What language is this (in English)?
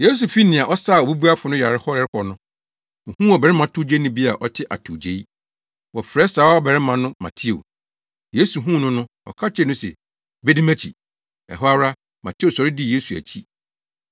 Akan